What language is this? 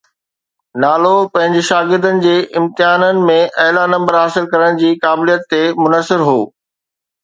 Sindhi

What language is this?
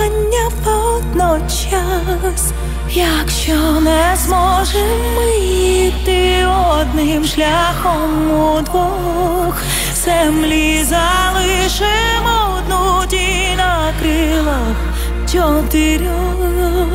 Ukrainian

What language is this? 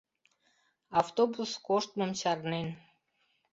Mari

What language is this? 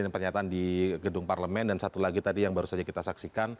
Indonesian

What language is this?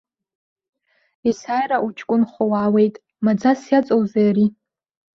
Abkhazian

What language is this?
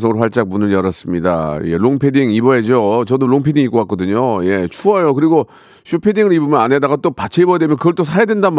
Korean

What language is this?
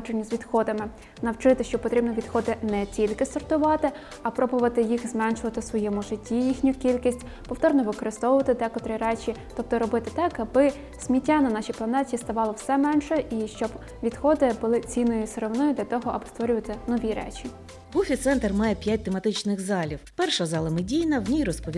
Ukrainian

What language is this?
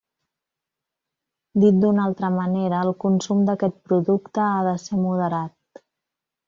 Catalan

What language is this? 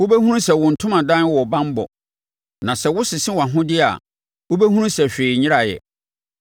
Akan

